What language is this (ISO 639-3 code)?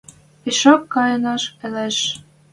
mrj